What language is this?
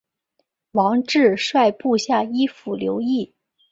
Chinese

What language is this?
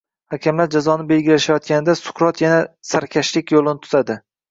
Uzbek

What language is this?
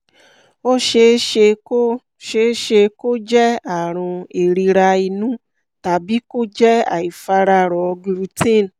Yoruba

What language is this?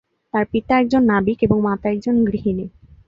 Bangla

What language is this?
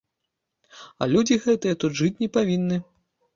Belarusian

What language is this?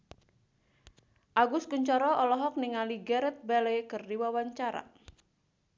Sundanese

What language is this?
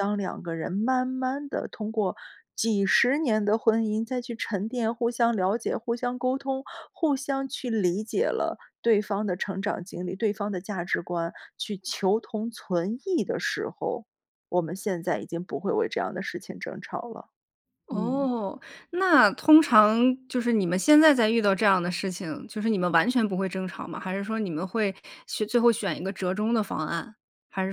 Chinese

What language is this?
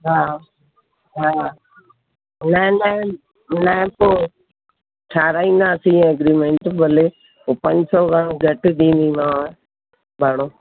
Sindhi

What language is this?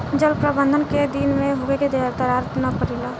Bhojpuri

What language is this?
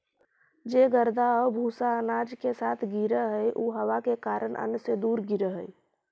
Magahi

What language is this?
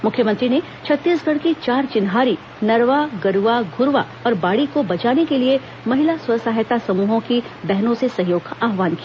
Hindi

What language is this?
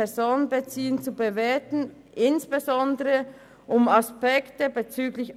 Swiss German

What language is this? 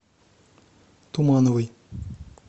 Russian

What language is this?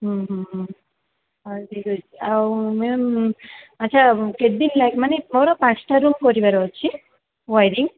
Odia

